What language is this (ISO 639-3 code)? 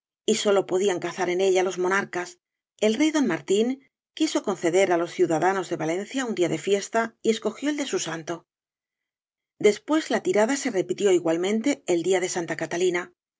spa